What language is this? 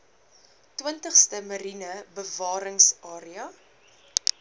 Afrikaans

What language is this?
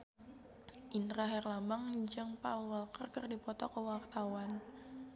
Sundanese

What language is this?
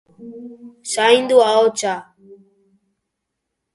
Basque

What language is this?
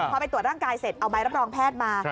Thai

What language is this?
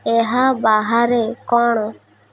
Odia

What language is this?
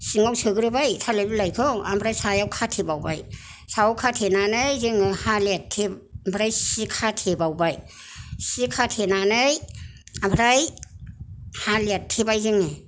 Bodo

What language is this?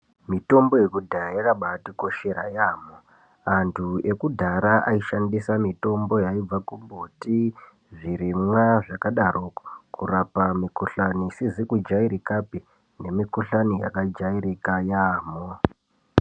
Ndau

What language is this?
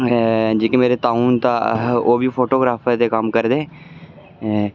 Dogri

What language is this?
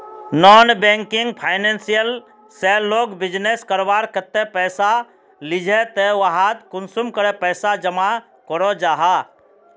Magahi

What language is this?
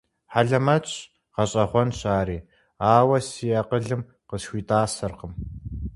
Kabardian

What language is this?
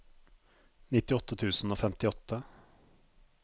Norwegian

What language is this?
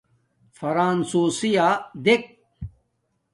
Domaaki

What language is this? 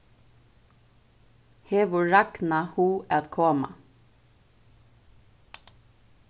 Faroese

